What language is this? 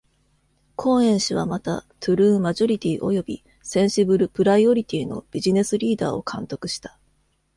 Japanese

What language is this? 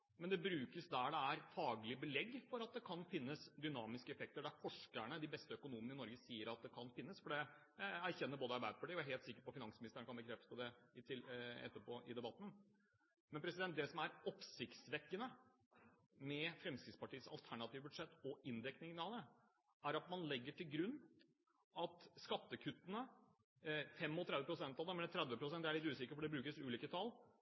Norwegian Bokmål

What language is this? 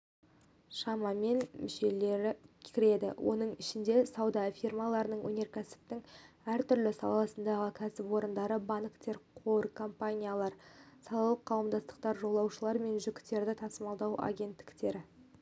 Kazakh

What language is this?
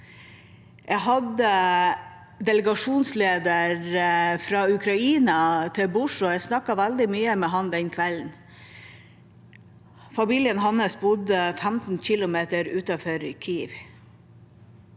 Norwegian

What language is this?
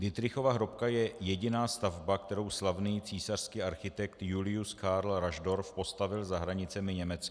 Czech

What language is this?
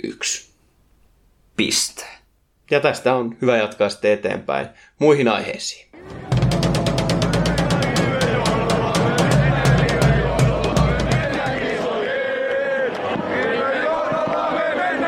Finnish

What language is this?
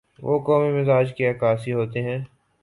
Urdu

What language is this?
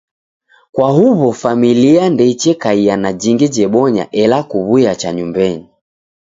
Taita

